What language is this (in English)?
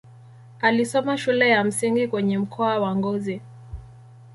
Swahili